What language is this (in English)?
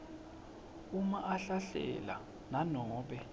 Swati